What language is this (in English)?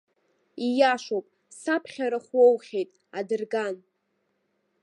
Abkhazian